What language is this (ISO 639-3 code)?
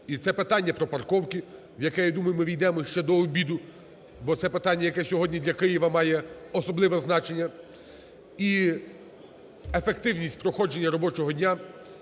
ukr